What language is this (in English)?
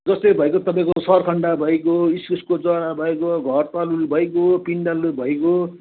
Nepali